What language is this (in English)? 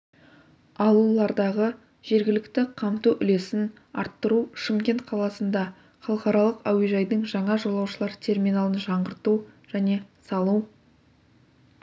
Kazakh